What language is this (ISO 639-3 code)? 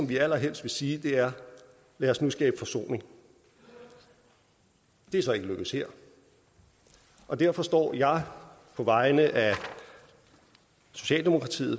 dan